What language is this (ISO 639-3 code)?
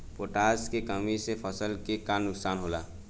bho